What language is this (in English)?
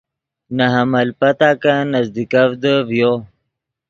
Yidgha